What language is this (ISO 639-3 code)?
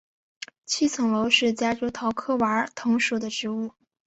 zho